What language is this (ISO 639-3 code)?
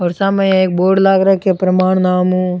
raj